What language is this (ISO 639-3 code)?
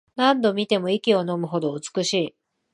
jpn